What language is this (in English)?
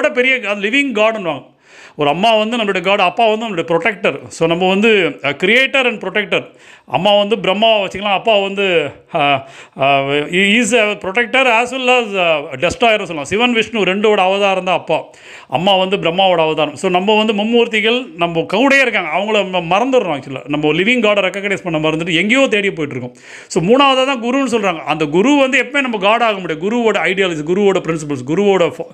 Tamil